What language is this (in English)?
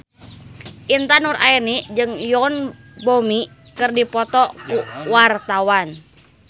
Sundanese